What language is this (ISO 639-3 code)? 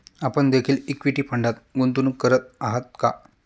mar